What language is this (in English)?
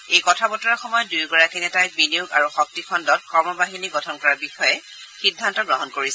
Assamese